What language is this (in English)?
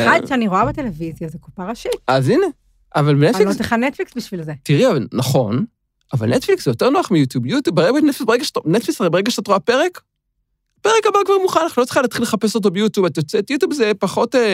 Hebrew